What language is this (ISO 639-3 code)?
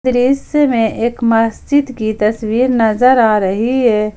hin